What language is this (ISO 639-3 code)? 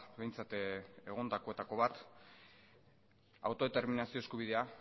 eus